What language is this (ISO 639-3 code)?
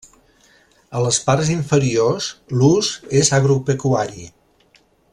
cat